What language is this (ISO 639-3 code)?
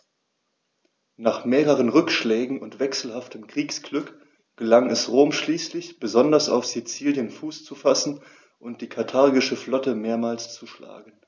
deu